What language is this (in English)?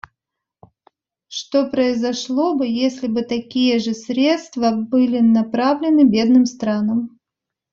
Russian